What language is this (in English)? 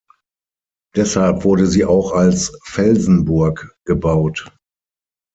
German